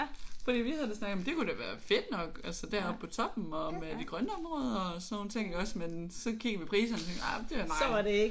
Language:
Danish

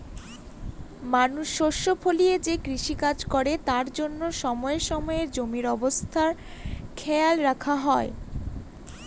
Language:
Bangla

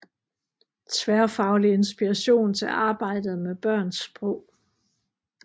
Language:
Danish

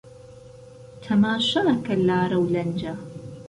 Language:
Central Kurdish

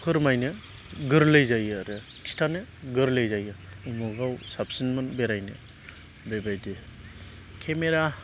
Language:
Bodo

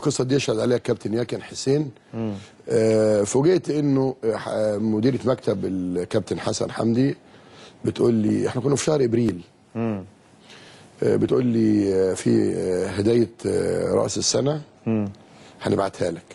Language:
Arabic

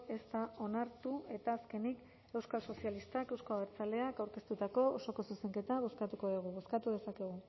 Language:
Basque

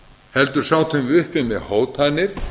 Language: Icelandic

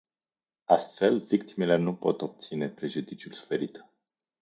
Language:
Romanian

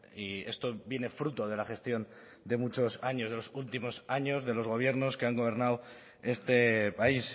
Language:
Spanish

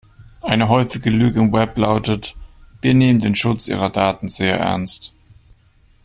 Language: German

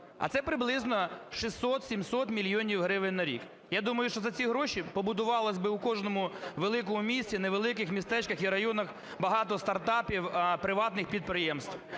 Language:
Ukrainian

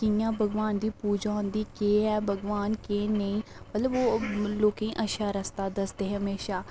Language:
Dogri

